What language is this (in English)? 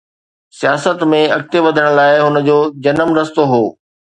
Sindhi